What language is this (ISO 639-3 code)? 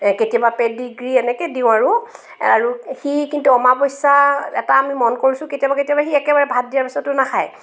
asm